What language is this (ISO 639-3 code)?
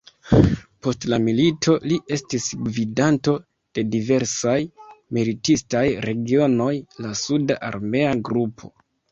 epo